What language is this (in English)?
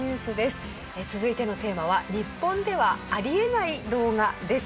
Japanese